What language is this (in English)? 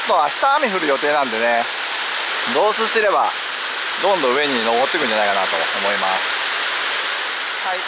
Japanese